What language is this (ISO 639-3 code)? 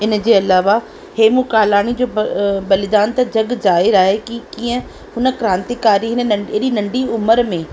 snd